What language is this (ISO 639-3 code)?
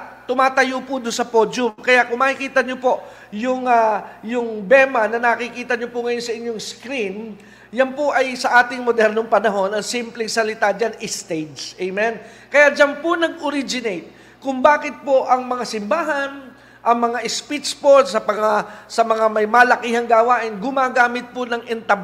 fil